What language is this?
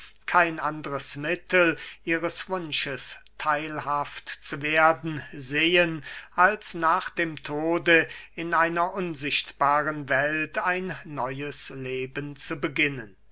German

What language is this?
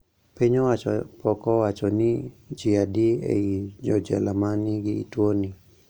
Luo (Kenya and Tanzania)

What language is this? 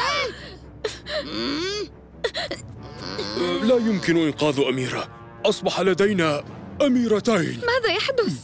Arabic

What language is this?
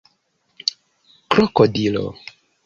Esperanto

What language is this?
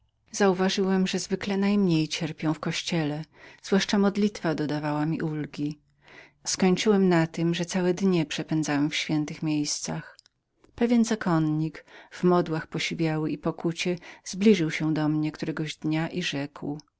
Polish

